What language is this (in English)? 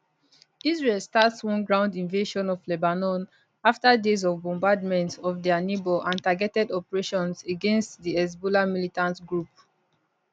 Nigerian Pidgin